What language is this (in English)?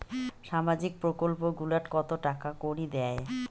Bangla